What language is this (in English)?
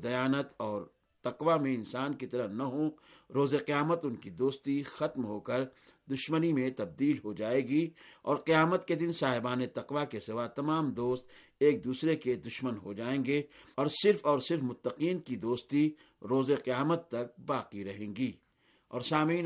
Urdu